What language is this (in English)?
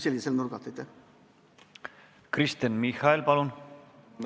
Estonian